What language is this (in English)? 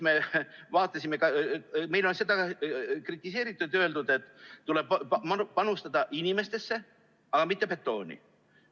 Estonian